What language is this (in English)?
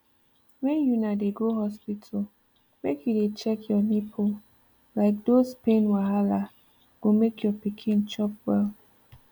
Nigerian Pidgin